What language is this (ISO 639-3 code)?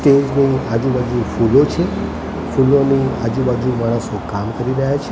guj